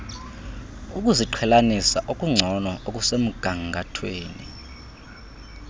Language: Xhosa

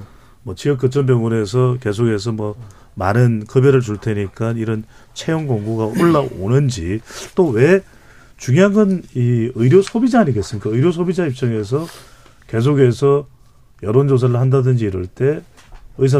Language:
Korean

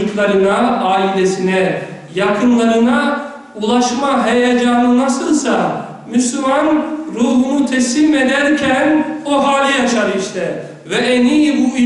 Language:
Turkish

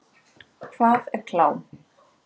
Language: Icelandic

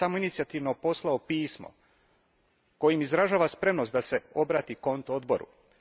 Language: Croatian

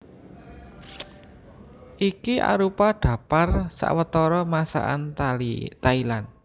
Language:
Javanese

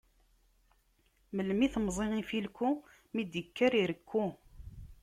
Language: Kabyle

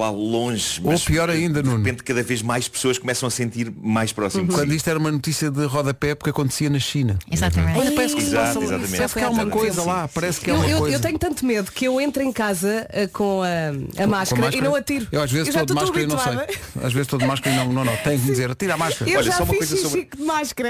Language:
Portuguese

